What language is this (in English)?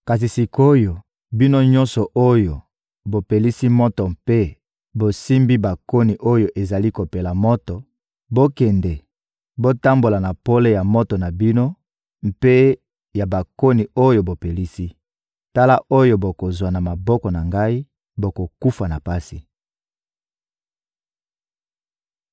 Lingala